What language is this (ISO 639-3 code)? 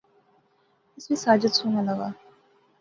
phr